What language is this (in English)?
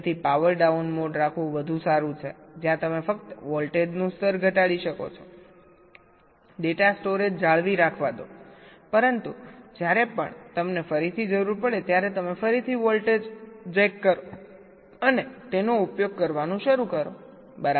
Gujarati